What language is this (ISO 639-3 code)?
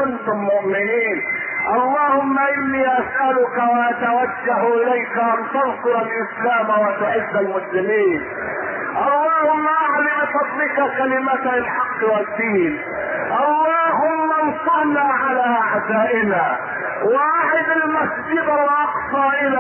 ara